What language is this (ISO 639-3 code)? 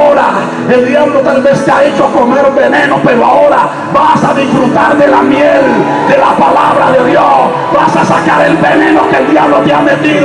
spa